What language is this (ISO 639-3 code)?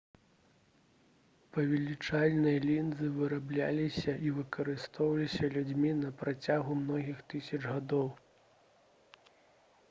bel